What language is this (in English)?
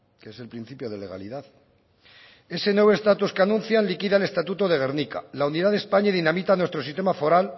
Spanish